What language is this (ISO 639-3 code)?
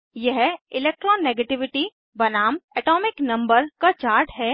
hin